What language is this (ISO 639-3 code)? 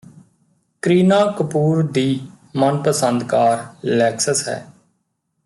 pan